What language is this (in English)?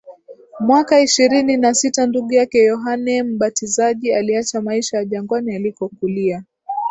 Swahili